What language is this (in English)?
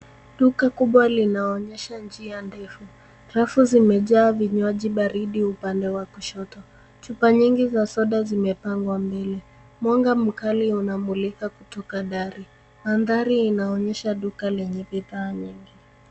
Swahili